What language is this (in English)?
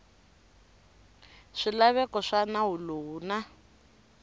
Tsonga